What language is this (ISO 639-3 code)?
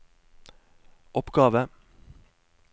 nor